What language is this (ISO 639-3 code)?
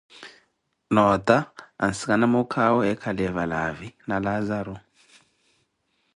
eko